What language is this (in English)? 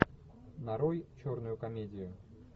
Russian